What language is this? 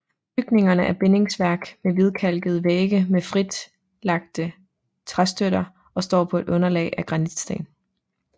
Danish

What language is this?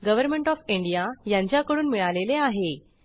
Marathi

